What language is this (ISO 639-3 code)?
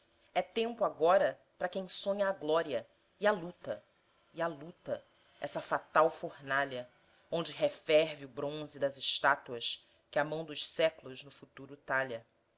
por